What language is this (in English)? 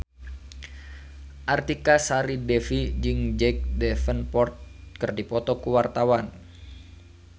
Sundanese